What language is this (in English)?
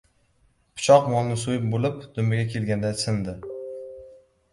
Uzbek